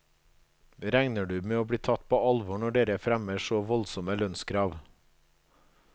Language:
Norwegian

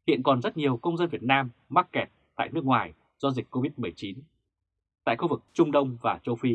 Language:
Vietnamese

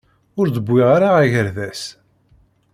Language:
Kabyle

